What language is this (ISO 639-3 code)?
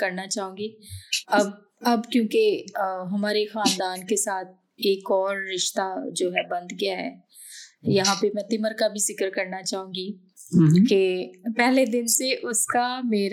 urd